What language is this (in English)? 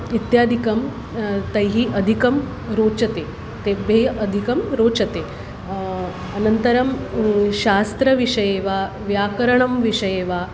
Sanskrit